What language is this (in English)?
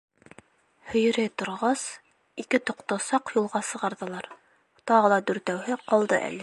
Bashkir